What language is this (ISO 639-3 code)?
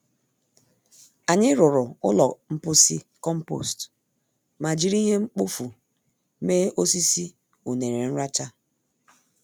ibo